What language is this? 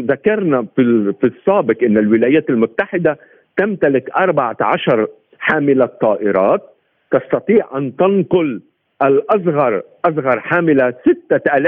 Arabic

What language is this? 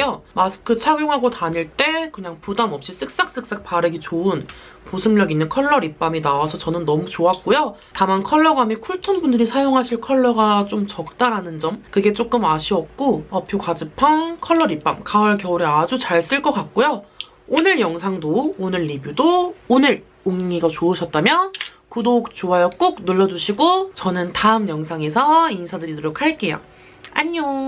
Korean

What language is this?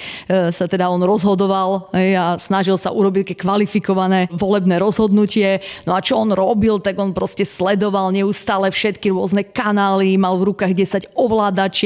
Slovak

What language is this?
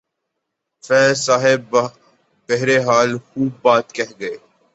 Urdu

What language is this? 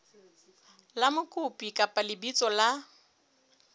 Southern Sotho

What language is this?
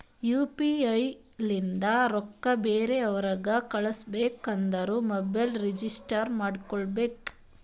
Kannada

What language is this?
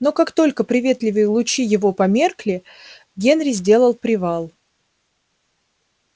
Russian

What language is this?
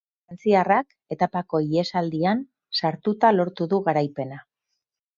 Basque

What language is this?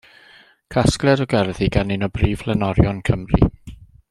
Welsh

